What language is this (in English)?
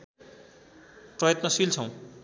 Nepali